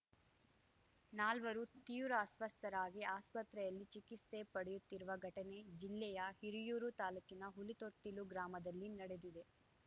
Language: Kannada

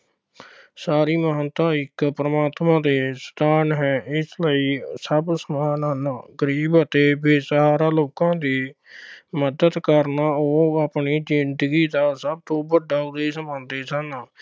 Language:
Punjabi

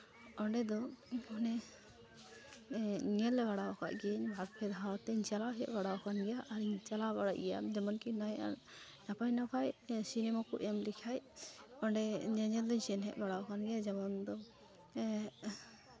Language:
Santali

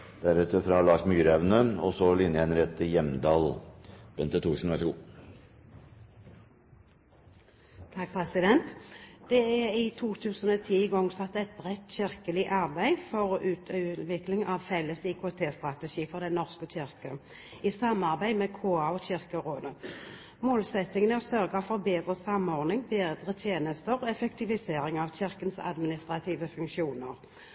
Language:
Norwegian Bokmål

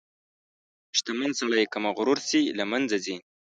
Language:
Pashto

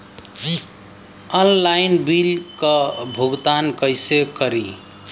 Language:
Bhojpuri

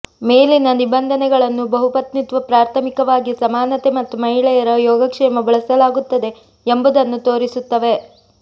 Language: Kannada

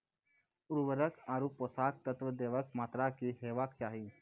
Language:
Maithili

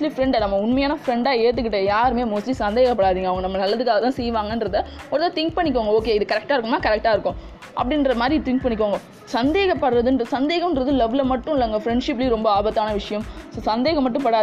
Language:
Tamil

